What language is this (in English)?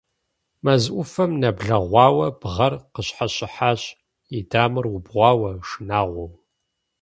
Kabardian